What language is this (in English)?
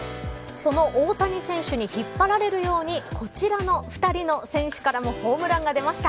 Japanese